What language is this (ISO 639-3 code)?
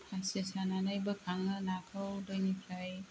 brx